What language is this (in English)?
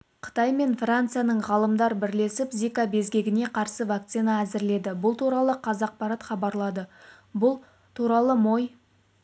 Kazakh